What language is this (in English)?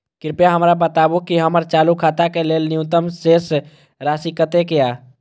Maithili